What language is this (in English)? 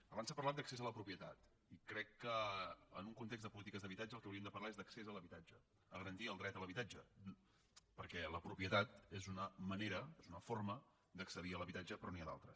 Catalan